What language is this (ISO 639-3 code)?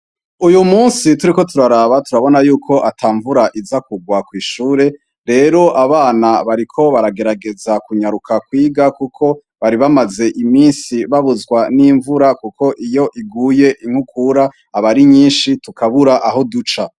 run